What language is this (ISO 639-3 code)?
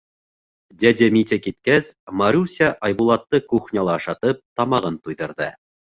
bak